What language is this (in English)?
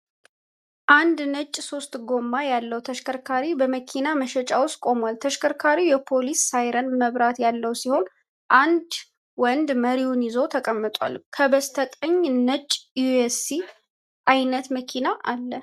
Amharic